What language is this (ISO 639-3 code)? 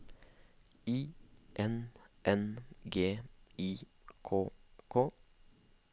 nor